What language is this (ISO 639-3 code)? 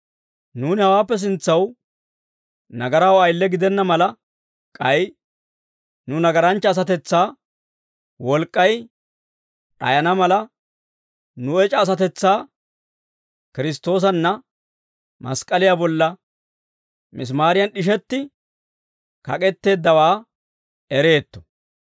dwr